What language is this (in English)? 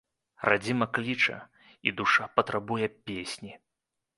Belarusian